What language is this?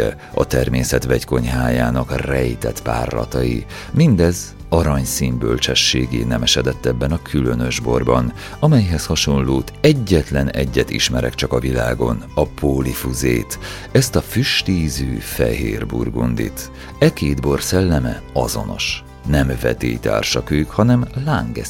Hungarian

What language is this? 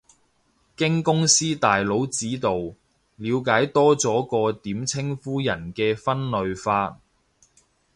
Cantonese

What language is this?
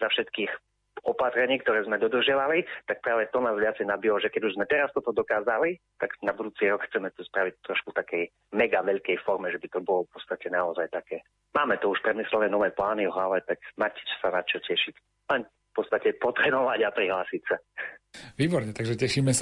Slovak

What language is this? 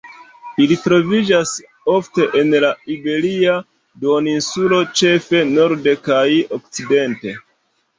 Esperanto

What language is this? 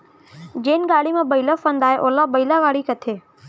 Chhattisgarhi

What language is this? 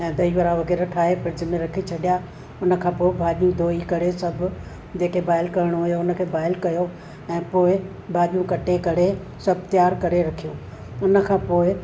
Sindhi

